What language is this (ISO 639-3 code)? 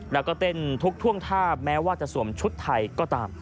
tha